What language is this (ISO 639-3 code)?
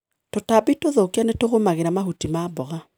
kik